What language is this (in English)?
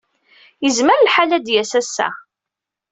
Kabyle